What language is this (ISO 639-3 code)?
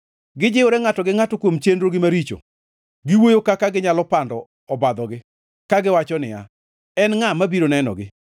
luo